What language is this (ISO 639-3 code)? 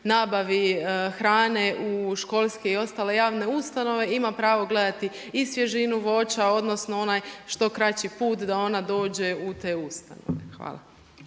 hrv